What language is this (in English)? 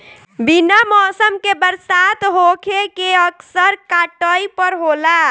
Bhojpuri